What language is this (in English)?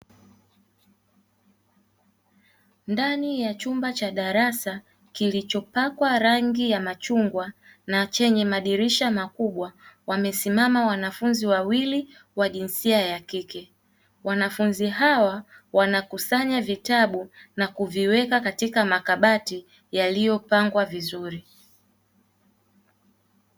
Swahili